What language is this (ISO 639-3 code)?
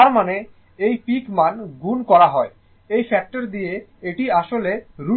ben